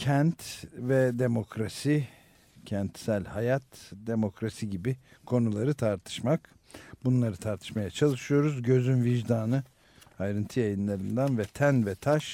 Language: Turkish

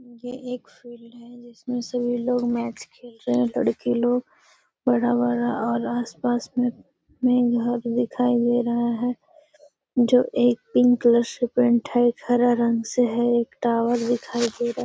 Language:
Magahi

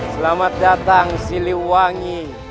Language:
Indonesian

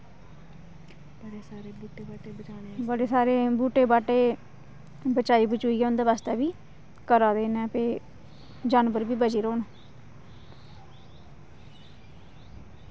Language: Dogri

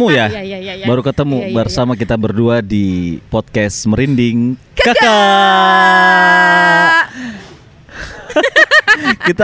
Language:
Indonesian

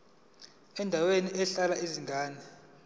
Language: Zulu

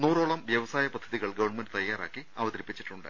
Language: Malayalam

